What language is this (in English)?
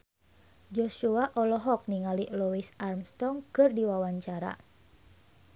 Sundanese